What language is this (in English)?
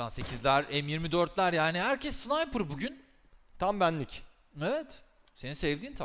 Turkish